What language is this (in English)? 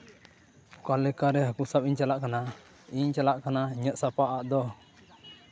Santali